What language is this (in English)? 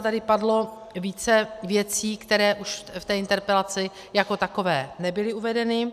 Czech